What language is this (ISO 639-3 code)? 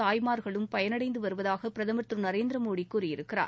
tam